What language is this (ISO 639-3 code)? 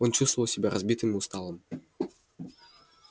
rus